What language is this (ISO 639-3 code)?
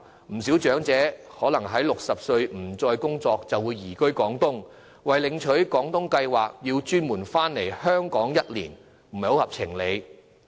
yue